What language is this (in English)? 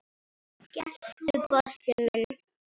Icelandic